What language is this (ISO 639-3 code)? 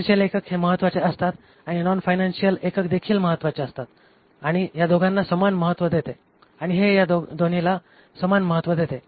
mar